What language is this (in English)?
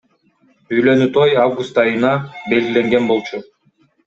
Kyrgyz